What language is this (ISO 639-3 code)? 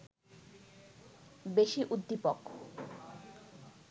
ben